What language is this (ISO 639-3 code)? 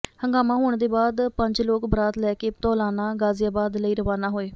pan